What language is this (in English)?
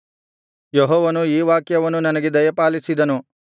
Kannada